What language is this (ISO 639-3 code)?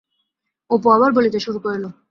ben